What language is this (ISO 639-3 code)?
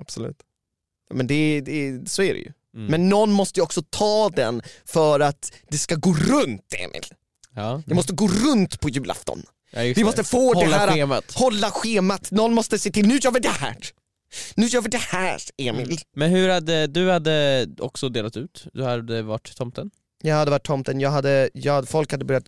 swe